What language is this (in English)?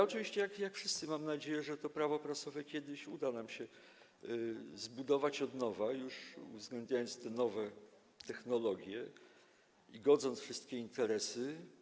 Polish